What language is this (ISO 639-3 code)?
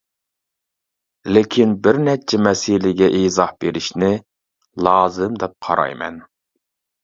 uig